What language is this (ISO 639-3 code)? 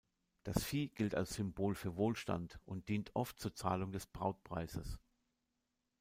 deu